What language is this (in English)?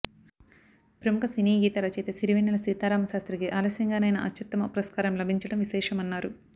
Telugu